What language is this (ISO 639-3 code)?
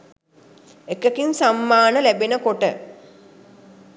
sin